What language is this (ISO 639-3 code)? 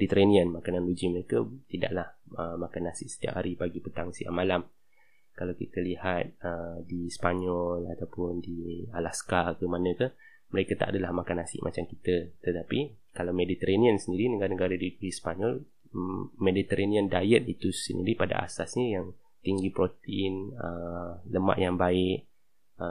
msa